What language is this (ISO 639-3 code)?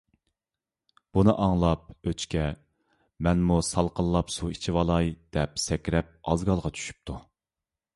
uig